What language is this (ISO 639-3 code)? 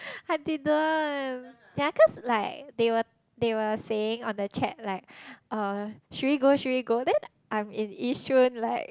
eng